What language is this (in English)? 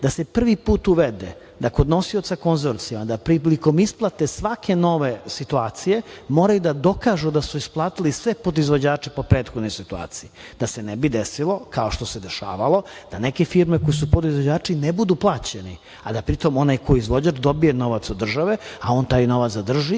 Serbian